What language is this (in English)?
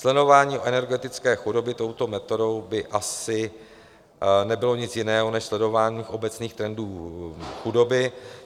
Czech